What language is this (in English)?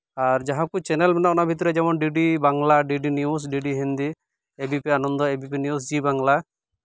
Santali